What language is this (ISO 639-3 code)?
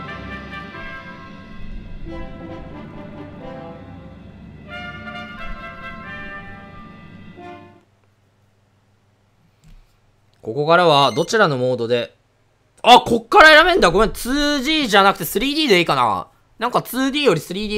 jpn